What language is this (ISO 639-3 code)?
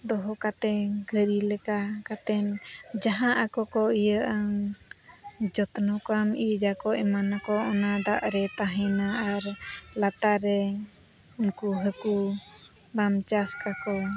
sat